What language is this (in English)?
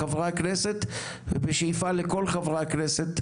Hebrew